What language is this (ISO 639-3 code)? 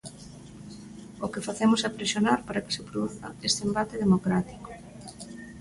glg